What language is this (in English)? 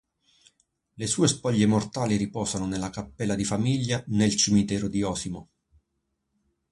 Italian